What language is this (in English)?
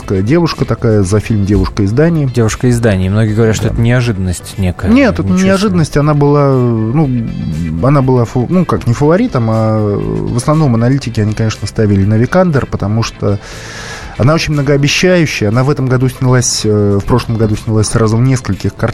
Russian